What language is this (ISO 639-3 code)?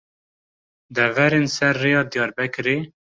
kur